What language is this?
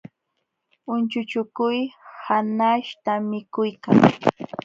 Jauja Wanca Quechua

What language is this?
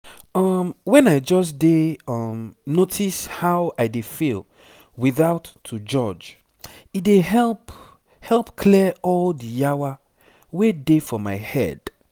Nigerian Pidgin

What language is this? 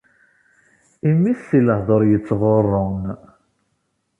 Kabyle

